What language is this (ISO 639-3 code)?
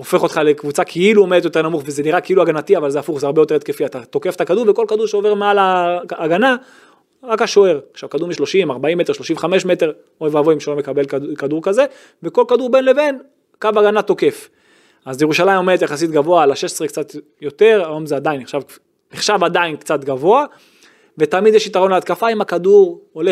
heb